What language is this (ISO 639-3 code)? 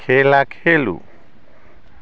mai